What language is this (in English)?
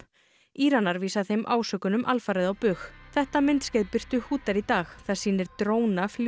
Icelandic